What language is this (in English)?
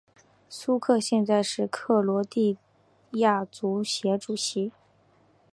Chinese